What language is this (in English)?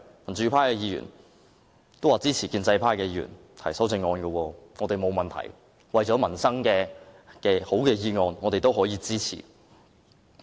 Cantonese